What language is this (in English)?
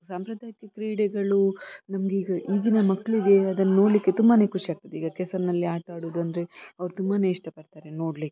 Kannada